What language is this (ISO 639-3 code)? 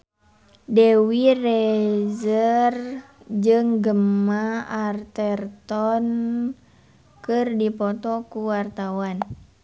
sun